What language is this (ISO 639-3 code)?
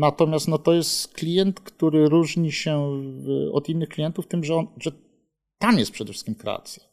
pol